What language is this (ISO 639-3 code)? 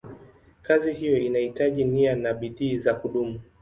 swa